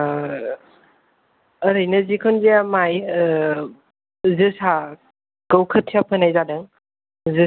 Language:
Bodo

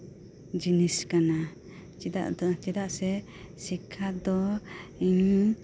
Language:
Santali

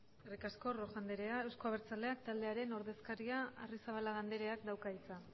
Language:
Basque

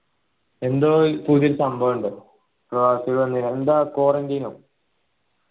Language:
Malayalam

